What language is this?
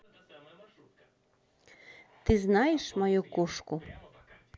Russian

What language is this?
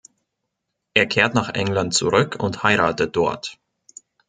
German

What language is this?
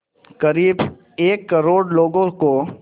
Hindi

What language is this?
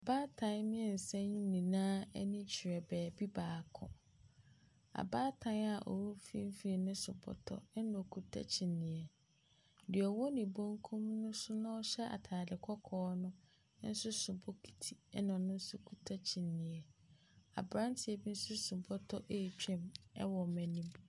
Akan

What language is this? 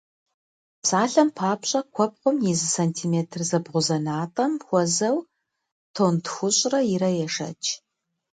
Kabardian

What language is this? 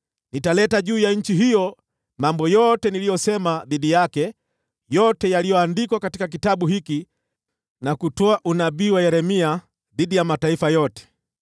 Swahili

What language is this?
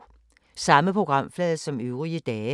Danish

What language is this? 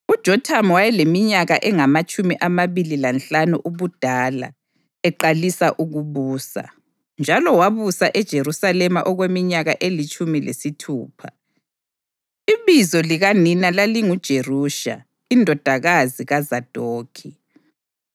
North Ndebele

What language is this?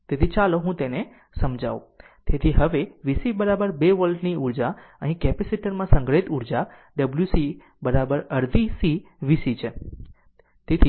Gujarati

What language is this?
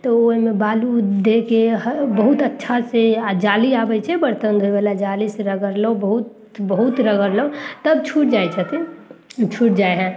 Maithili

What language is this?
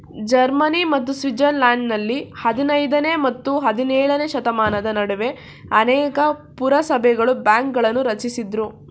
Kannada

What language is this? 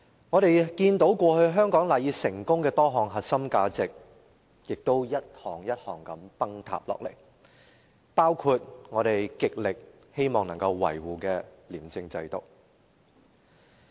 Cantonese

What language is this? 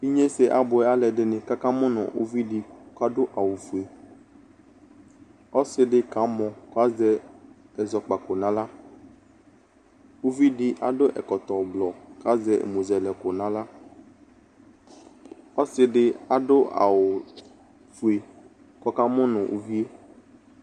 Ikposo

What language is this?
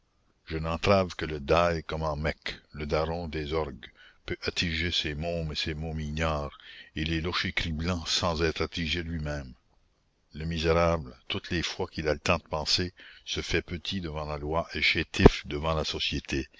French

